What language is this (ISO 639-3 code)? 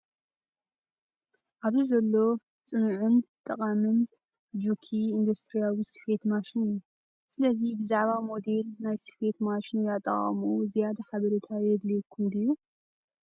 tir